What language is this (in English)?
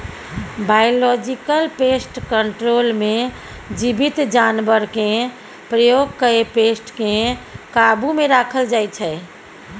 Maithili